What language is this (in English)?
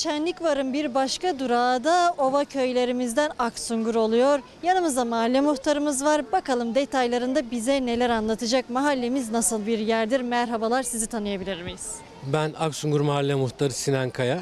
Turkish